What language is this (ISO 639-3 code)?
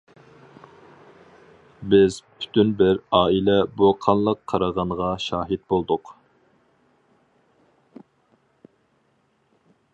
uig